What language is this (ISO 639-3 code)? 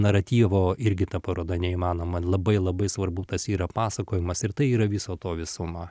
lit